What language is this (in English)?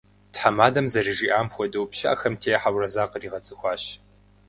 Kabardian